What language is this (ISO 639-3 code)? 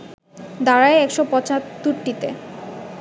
ben